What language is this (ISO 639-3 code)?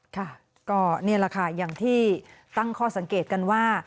tha